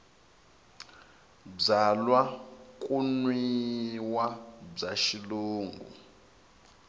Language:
Tsonga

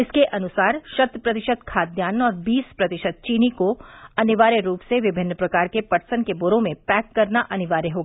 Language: Hindi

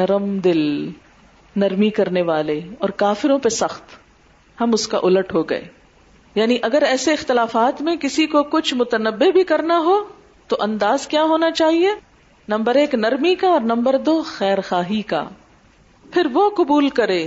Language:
Urdu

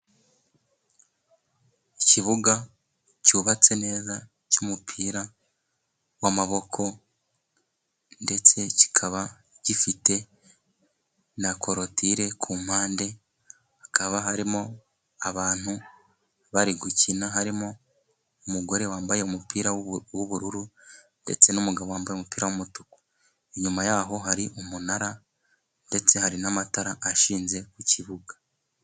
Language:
Kinyarwanda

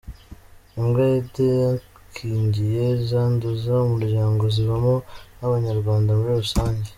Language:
Kinyarwanda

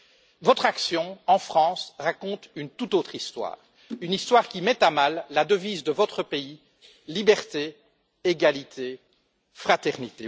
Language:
French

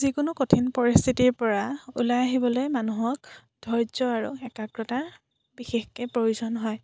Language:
Assamese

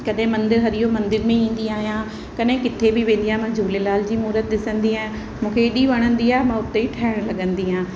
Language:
Sindhi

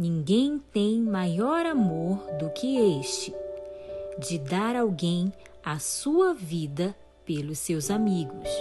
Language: Portuguese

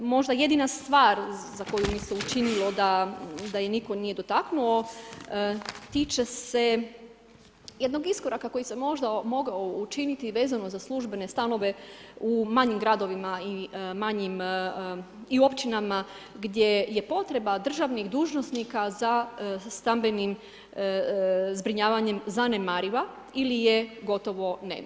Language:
Croatian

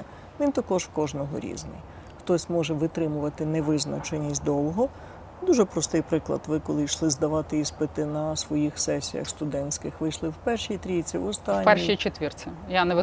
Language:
Ukrainian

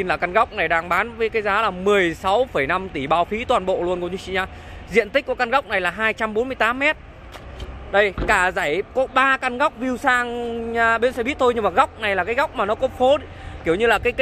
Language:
Vietnamese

